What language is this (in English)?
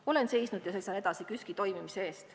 Estonian